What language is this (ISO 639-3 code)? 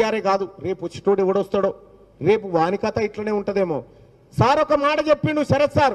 hin